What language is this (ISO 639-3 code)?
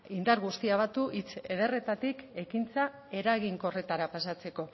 eus